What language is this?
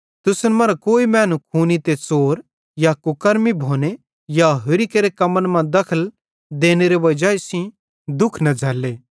Bhadrawahi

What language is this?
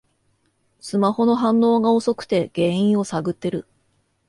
Japanese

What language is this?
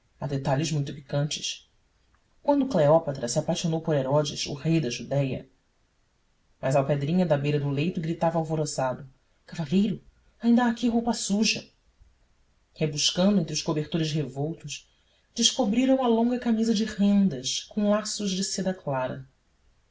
Portuguese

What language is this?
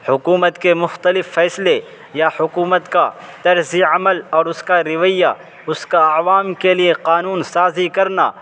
Urdu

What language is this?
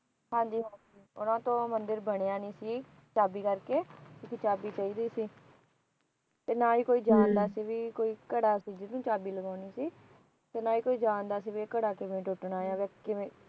Punjabi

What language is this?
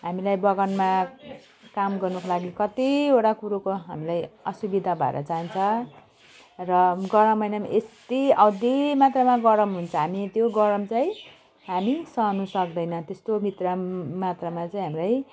Nepali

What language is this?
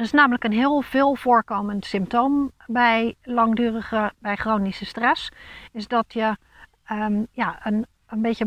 Dutch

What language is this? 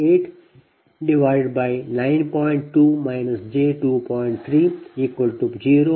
Kannada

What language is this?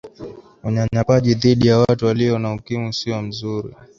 Swahili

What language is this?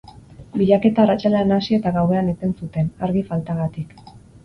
Basque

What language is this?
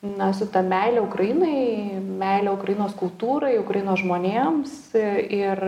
Lithuanian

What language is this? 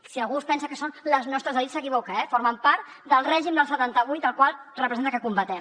Catalan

